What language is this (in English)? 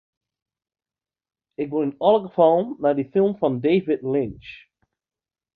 Western Frisian